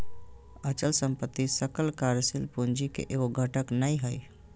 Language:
Magahi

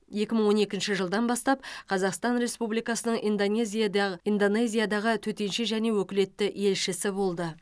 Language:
Kazakh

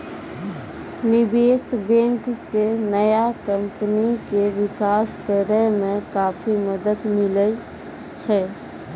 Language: Maithili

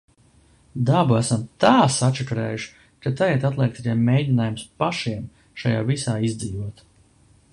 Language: Latvian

